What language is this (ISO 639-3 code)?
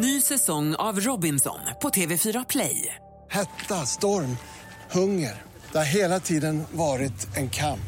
swe